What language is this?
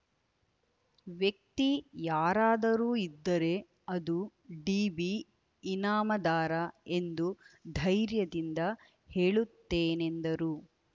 Kannada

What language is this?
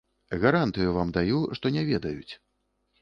Belarusian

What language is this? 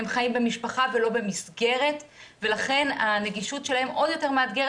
Hebrew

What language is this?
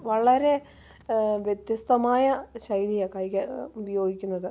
Malayalam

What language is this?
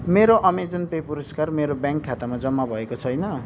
Nepali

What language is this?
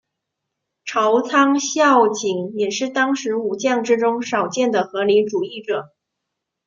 Chinese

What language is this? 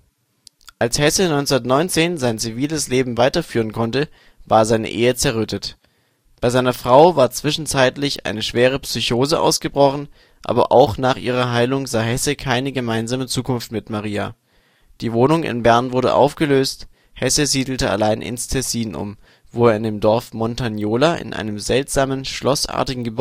German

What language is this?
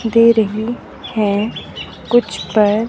Hindi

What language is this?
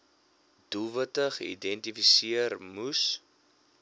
Afrikaans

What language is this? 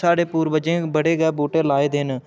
Dogri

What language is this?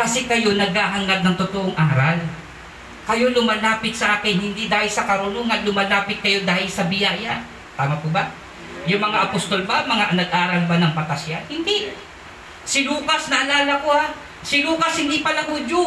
Filipino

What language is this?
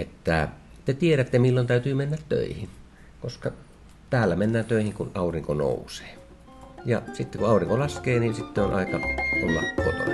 Finnish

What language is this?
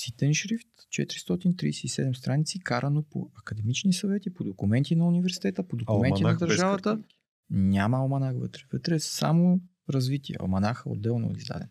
Bulgarian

